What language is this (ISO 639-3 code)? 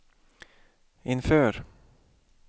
swe